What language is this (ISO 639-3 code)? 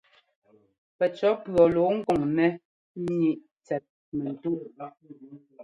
jgo